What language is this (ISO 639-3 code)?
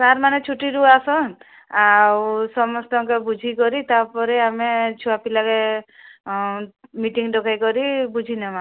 ori